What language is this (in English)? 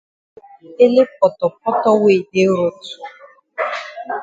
Cameroon Pidgin